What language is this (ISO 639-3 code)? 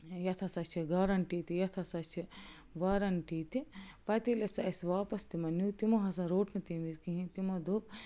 kas